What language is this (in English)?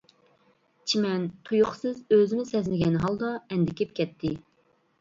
Uyghur